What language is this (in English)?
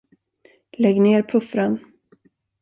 Swedish